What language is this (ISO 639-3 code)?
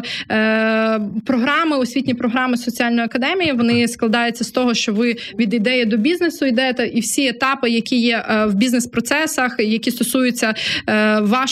ukr